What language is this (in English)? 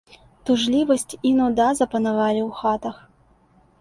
Belarusian